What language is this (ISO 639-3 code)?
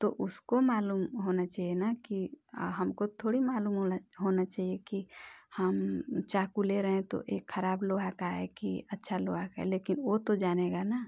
hin